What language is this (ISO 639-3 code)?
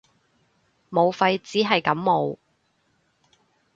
yue